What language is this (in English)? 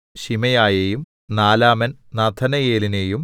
Malayalam